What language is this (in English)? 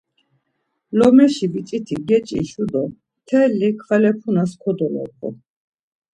Laz